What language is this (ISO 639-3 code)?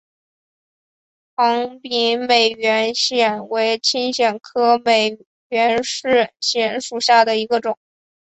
zho